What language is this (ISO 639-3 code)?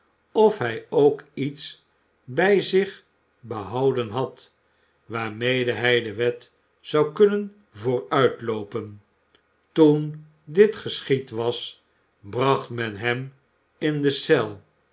nld